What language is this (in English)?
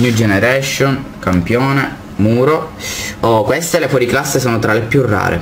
Italian